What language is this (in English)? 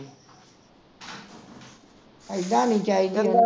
Punjabi